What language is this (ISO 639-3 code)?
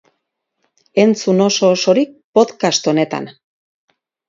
eus